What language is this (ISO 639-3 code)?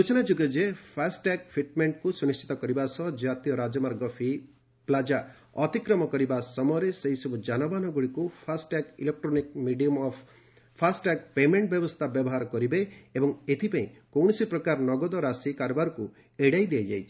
ori